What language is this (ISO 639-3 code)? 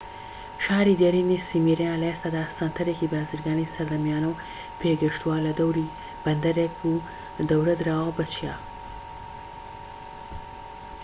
ckb